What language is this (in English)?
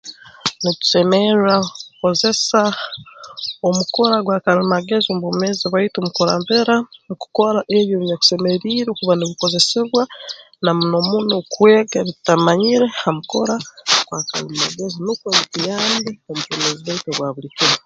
Tooro